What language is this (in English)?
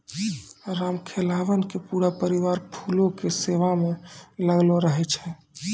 Maithili